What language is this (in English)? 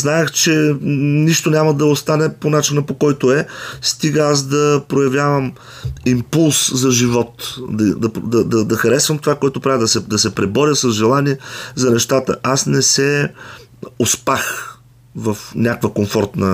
Bulgarian